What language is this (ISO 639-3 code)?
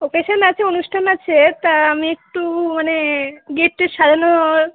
ben